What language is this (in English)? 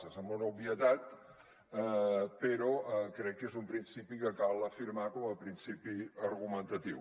Catalan